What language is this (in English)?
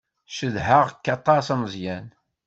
Kabyle